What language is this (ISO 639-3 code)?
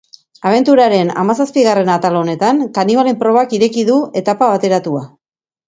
eus